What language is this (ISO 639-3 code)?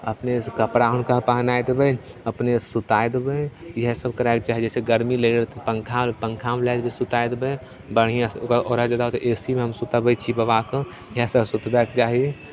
mai